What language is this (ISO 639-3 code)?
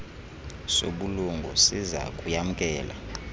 xho